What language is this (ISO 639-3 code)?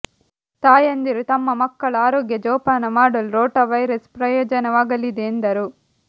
kan